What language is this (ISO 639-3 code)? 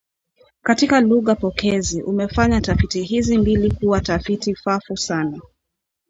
swa